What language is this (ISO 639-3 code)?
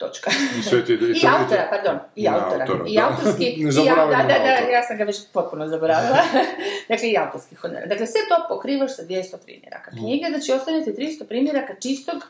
hrv